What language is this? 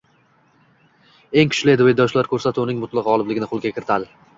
Uzbek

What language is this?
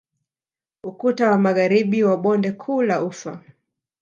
Swahili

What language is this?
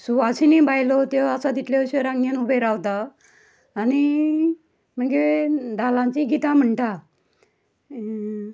Konkani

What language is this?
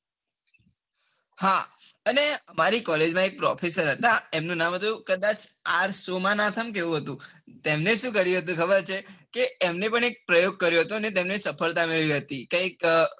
Gujarati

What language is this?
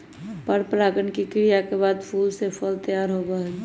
Magahi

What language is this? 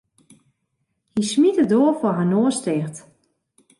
Western Frisian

